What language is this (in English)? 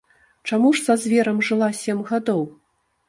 Belarusian